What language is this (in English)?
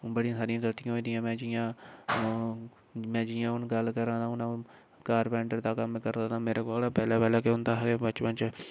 Dogri